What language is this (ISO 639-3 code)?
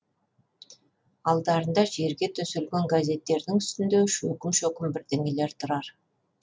kaz